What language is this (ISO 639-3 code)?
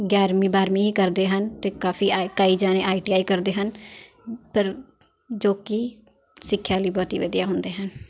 pan